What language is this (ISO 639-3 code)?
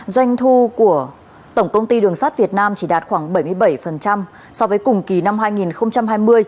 vie